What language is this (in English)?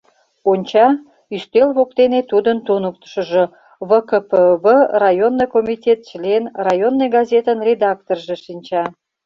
Mari